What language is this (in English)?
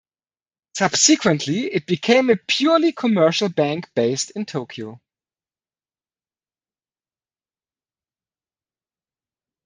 English